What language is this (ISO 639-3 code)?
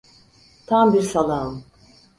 tur